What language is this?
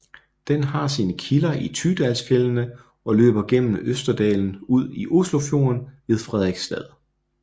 Danish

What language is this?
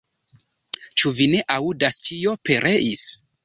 Esperanto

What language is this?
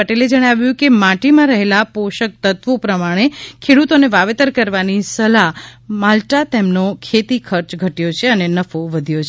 Gujarati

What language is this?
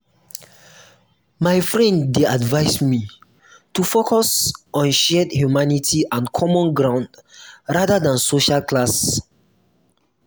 Nigerian Pidgin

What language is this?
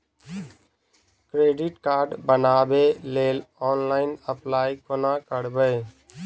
Maithili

